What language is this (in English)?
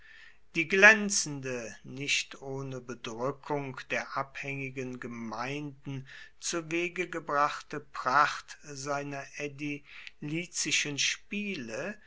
German